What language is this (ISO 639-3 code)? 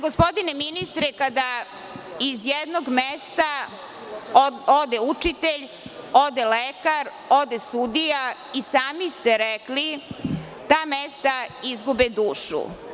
srp